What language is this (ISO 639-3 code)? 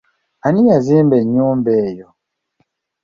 lug